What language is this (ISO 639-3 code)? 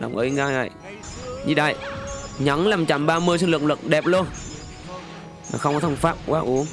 vie